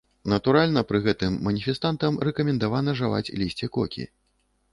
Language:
Belarusian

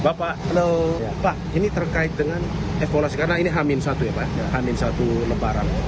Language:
Indonesian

